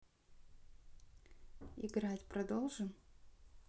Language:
Russian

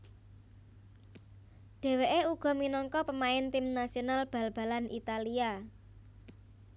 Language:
Javanese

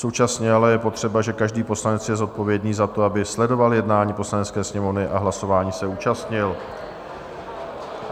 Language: Czech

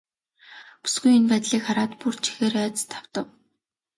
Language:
Mongolian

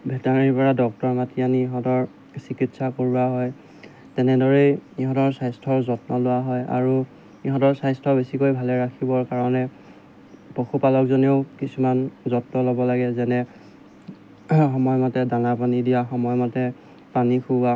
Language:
Assamese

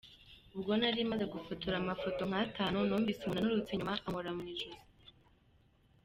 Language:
Kinyarwanda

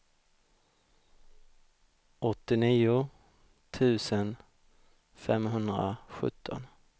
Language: Swedish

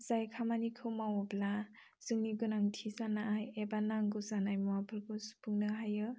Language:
Bodo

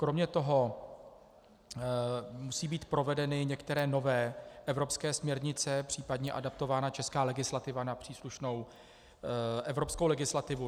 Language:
Czech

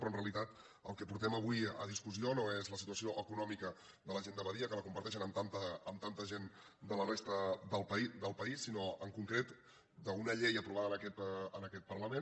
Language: Catalan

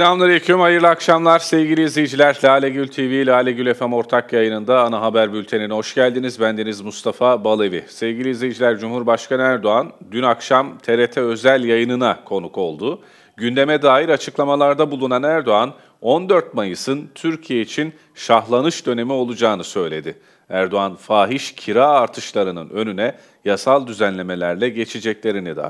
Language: Turkish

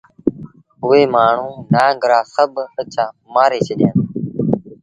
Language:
Sindhi Bhil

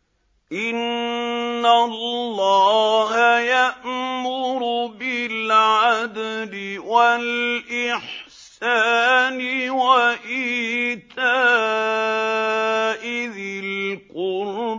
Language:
Arabic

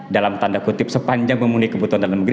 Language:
Indonesian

